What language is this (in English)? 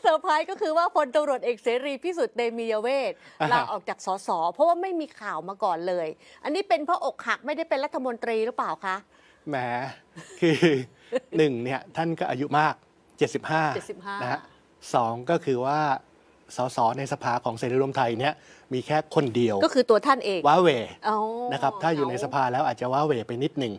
Thai